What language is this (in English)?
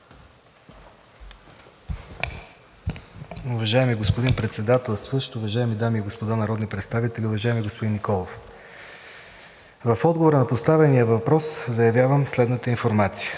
Bulgarian